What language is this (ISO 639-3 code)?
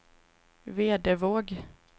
swe